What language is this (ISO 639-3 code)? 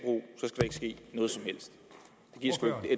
dan